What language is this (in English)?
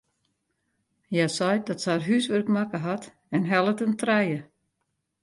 Western Frisian